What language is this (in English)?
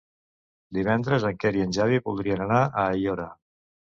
Catalan